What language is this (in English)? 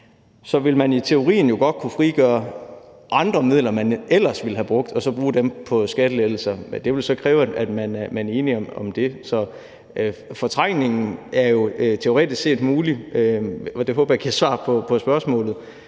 Danish